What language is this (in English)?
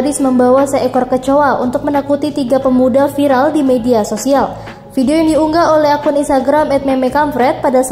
Indonesian